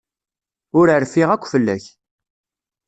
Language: Kabyle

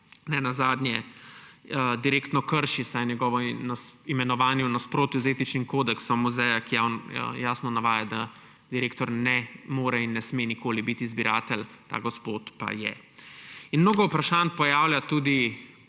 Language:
Slovenian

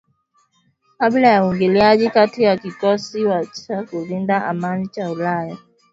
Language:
Swahili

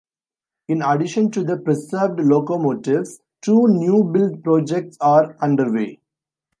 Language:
English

